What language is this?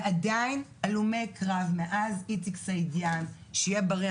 Hebrew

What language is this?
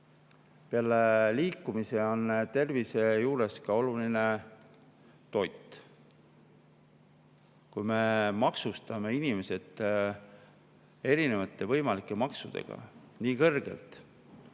Estonian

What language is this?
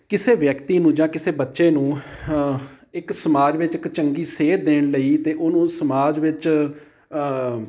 Punjabi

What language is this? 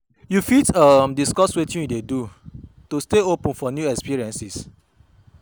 Nigerian Pidgin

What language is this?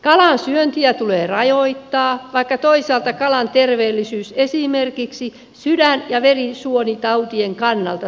Finnish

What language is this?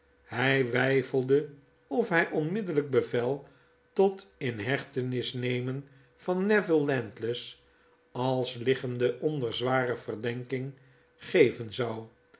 Dutch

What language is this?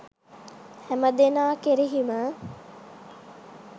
Sinhala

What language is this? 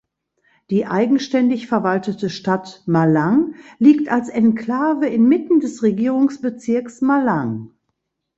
German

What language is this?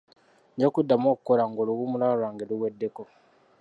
Ganda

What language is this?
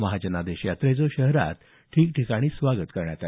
Marathi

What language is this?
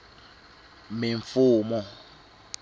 Tsonga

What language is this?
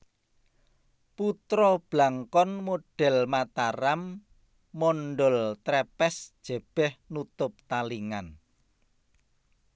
Javanese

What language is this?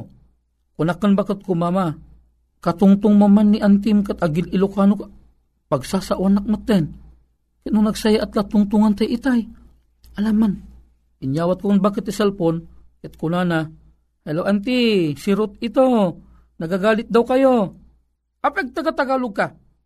Filipino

